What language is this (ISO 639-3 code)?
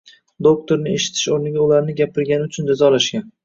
uzb